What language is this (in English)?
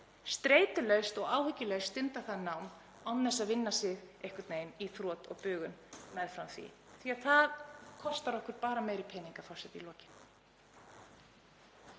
Icelandic